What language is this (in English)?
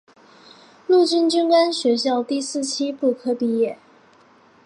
Chinese